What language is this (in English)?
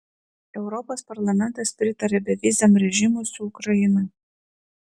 Lithuanian